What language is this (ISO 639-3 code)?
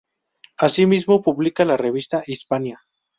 spa